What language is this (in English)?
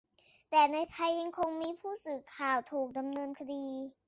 Thai